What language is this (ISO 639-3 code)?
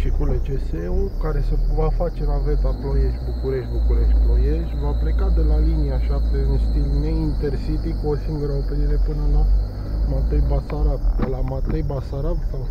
ron